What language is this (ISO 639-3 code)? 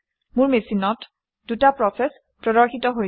asm